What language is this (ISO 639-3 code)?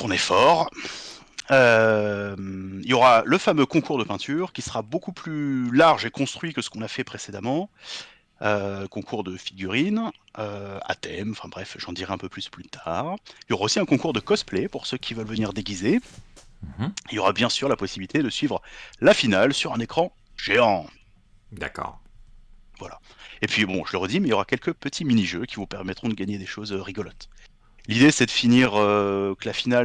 fra